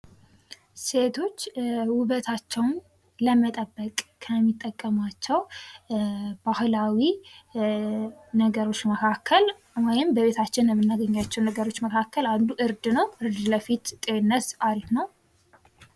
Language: Amharic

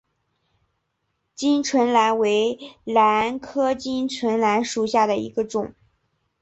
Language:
Chinese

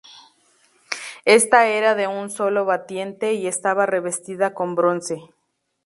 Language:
Spanish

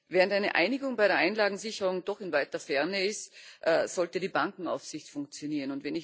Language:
German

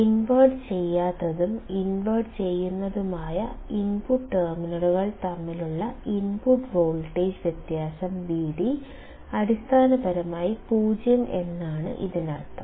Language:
Malayalam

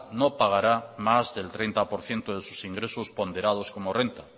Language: Spanish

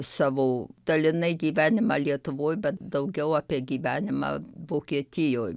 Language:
Lithuanian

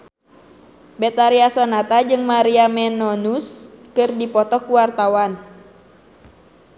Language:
Sundanese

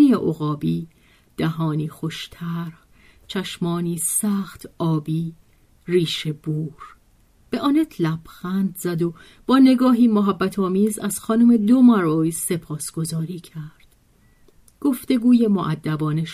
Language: Persian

